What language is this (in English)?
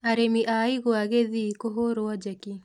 Kikuyu